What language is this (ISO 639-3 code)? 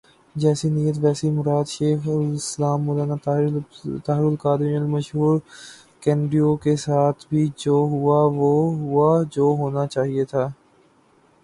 urd